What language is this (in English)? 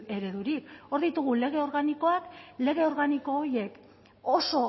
Basque